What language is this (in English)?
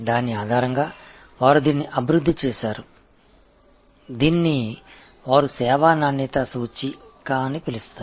Tamil